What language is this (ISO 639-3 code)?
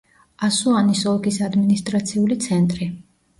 kat